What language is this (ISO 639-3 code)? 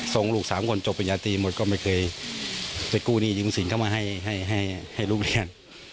tha